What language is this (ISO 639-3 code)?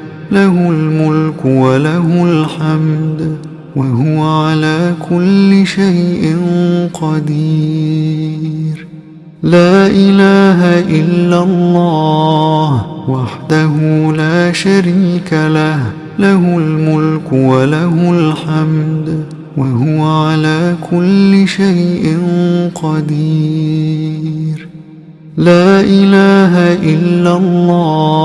ara